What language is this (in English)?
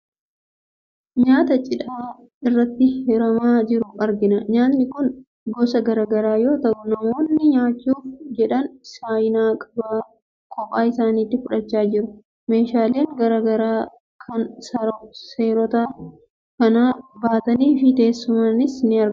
Oromo